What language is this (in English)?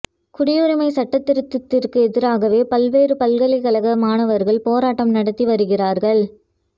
Tamil